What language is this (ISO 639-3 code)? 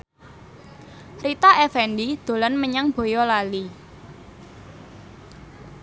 jav